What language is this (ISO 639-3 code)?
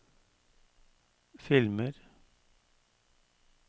nor